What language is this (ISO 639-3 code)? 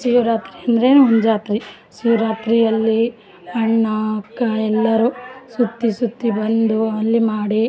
kan